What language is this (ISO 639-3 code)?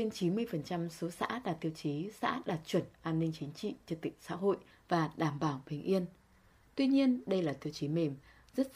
vie